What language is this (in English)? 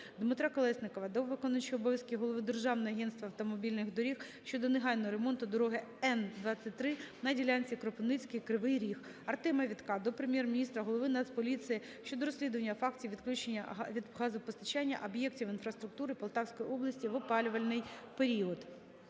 Ukrainian